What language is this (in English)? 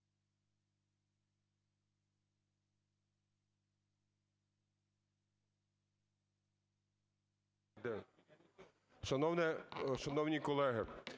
Ukrainian